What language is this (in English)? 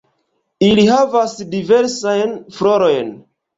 Esperanto